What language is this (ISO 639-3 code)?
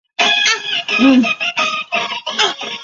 zho